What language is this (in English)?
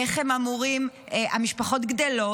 Hebrew